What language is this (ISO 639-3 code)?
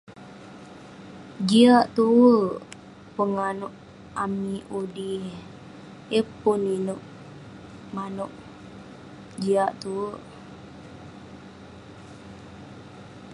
pne